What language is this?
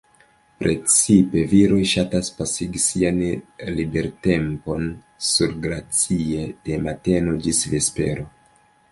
Esperanto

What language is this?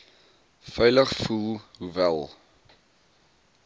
Afrikaans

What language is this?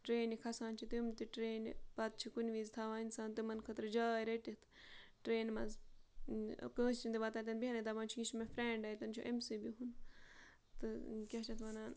Kashmiri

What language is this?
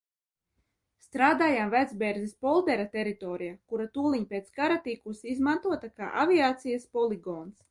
Latvian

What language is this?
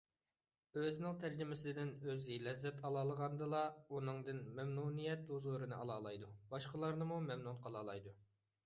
Uyghur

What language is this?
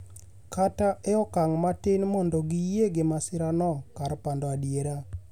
Luo (Kenya and Tanzania)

